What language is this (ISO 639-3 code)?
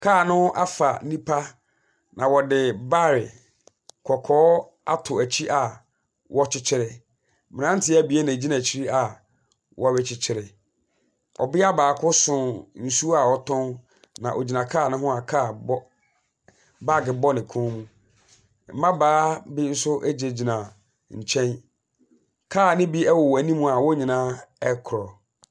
aka